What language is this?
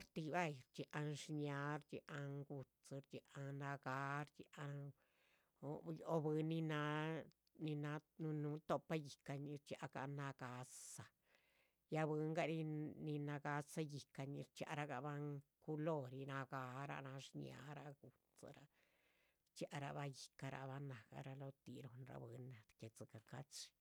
Chichicapan Zapotec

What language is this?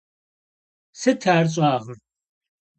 Kabardian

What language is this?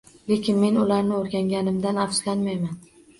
Uzbek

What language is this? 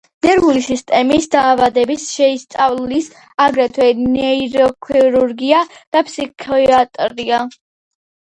Georgian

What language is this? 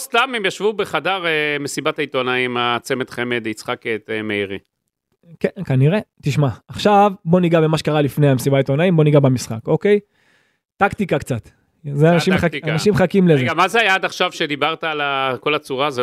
Hebrew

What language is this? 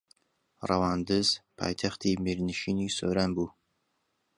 Central Kurdish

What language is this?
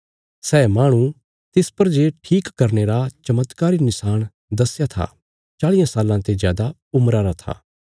Bilaspuri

